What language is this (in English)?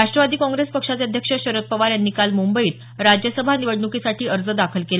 Marathi